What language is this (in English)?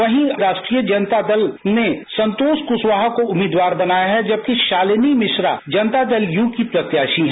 Hindi